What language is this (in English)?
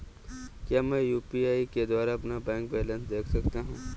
Hindi